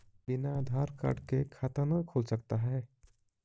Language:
Magahi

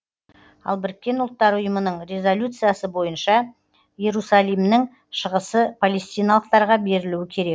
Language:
Kazakh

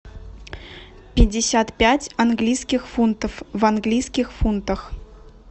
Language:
Russian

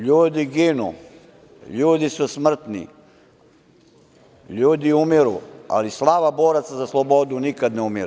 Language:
Serbian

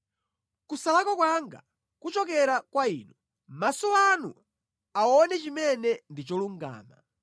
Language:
Nyanja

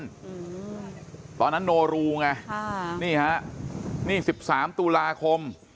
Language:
Thai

